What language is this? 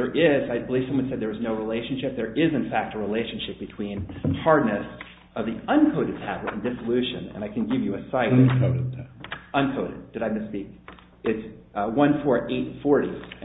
English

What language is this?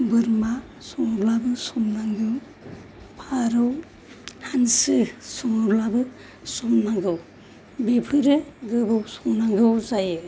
Bodo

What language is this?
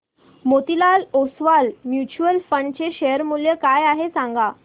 Marathi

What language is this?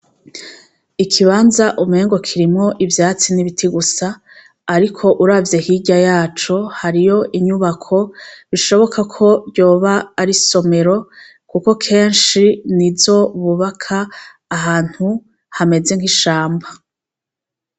Rundi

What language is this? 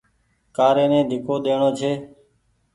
Goaria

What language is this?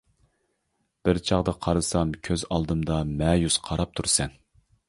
Uyghur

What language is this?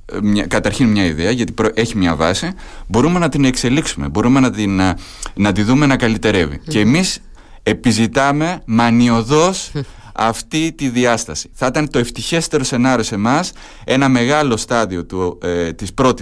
Greek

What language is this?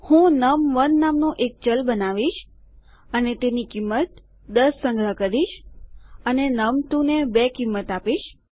Gujarati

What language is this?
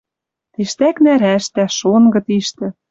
Western Mari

